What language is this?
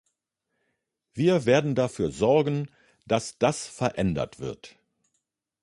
German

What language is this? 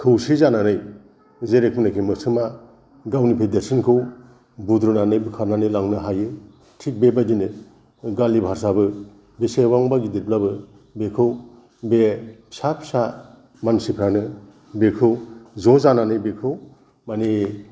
Bodo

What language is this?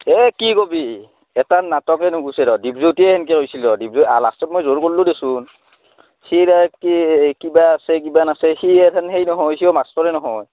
Assamese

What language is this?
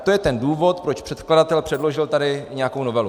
Czech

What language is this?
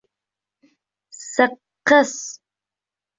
Bashkir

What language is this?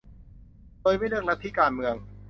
Thai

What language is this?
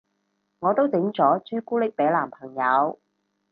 Cantonese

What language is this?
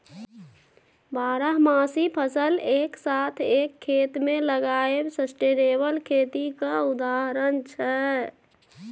Maithili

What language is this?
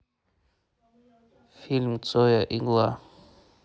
Russian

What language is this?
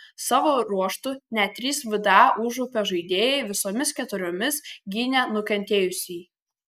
Lithuanian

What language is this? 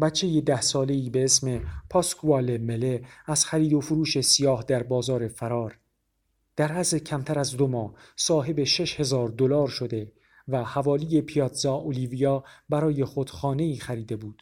Persian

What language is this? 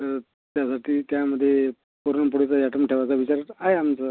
Marathi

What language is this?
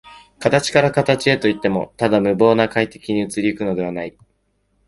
Japanese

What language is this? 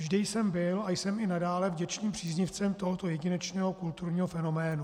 Czech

